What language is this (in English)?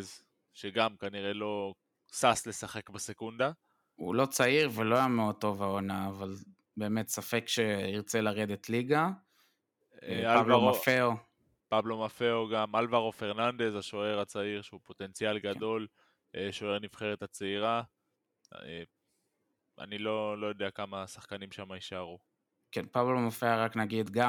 Hebrew